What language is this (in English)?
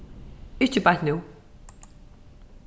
Faroese